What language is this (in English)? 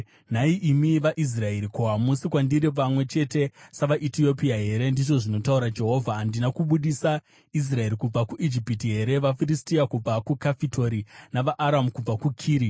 Shona